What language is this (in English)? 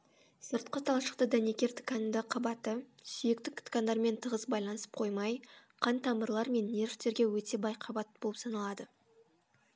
Kazakh